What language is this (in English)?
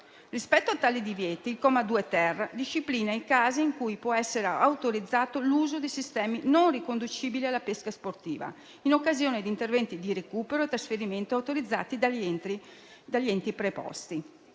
Italian